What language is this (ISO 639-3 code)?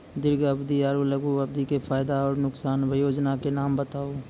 mai